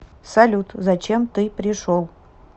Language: Russian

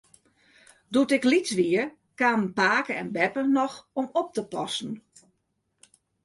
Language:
Western Frisian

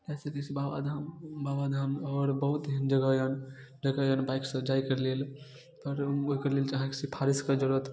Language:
Maithili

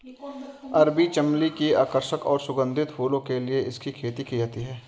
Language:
Hindi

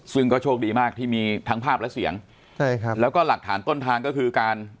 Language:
Thai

